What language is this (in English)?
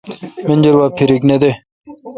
Kalkoti